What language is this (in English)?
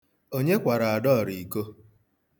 Igbo